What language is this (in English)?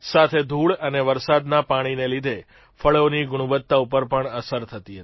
Gujarati